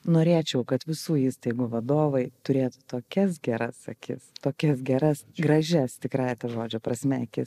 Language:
Lithuanian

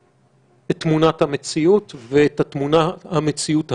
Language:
Hebrew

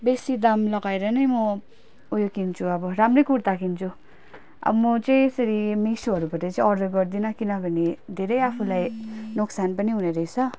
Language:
Nepali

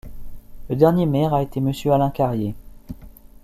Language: French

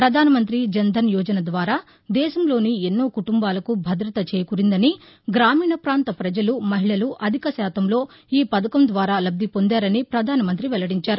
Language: Telugu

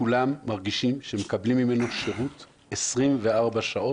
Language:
Hebrew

